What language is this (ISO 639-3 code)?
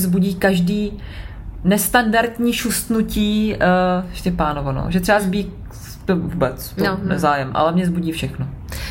ces